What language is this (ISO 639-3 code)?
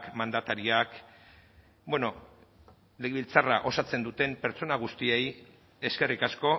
eus